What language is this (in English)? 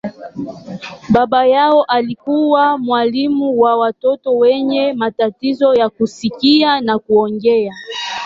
Swahili